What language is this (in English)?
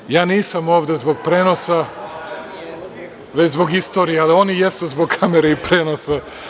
Serbian